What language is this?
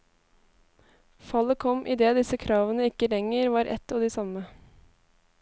Norwegian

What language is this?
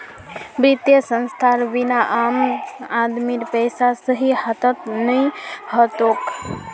Magahi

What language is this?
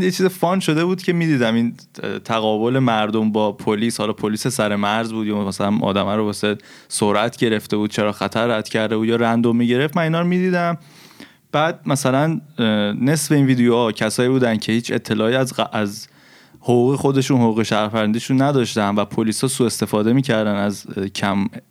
Persian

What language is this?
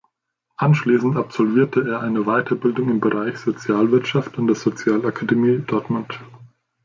German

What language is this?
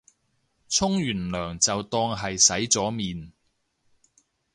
Cantonese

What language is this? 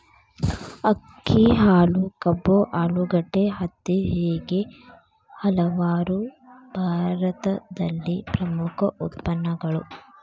Kannada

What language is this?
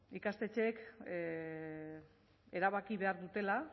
Basque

